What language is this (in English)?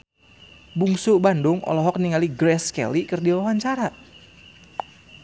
Sundanese